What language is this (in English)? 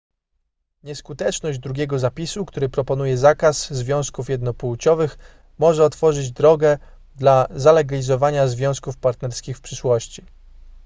Polish